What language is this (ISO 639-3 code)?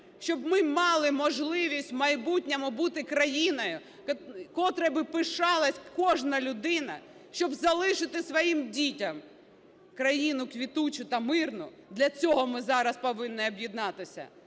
ukr